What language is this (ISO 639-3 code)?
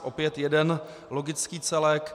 ces